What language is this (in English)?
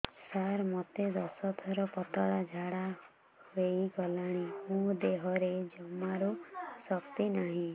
Odia